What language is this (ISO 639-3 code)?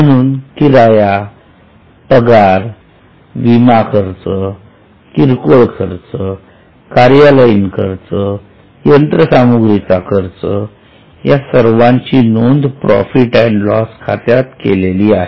mar